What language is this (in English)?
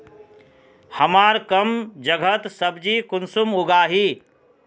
Magahi